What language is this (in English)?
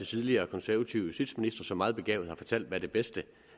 Danish